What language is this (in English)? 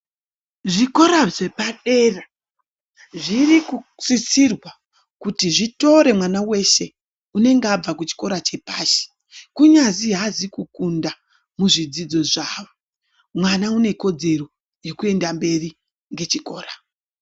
Ndau